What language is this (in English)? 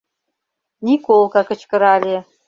Mari